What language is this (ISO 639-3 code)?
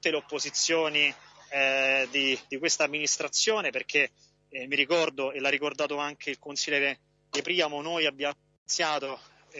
ita